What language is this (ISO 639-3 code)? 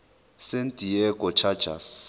zul